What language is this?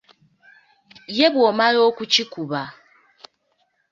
Ganda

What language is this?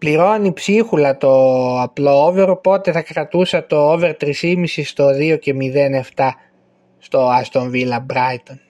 Greek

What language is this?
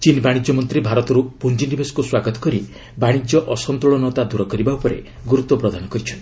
Odia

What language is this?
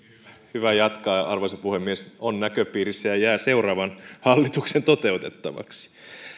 Finnish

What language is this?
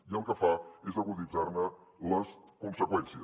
Catalan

